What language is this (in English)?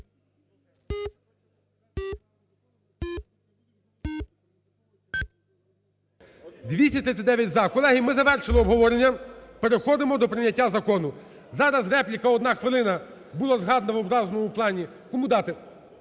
Ukrainian